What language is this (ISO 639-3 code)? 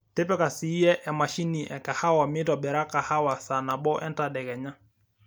mas